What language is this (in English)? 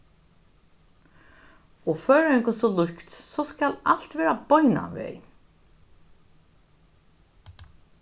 Faroese